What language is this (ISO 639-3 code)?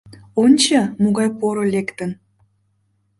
chm